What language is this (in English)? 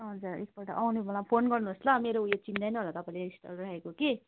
Nepali